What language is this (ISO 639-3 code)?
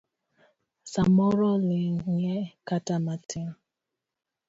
luo